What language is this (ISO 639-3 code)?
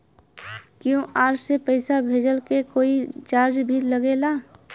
bho